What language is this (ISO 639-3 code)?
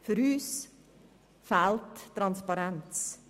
gsw